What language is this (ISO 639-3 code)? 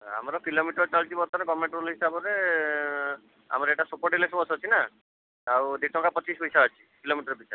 ori